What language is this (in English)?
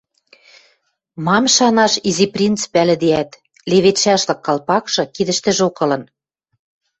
Western Mari